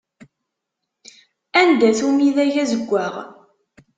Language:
Kabyle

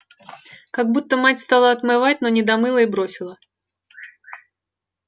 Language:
Russian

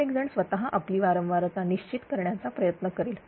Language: Marathi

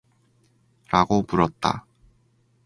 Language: Korean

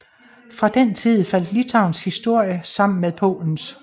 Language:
Danish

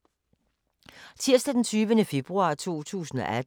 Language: Danish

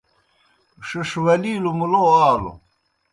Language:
Kohistani Shina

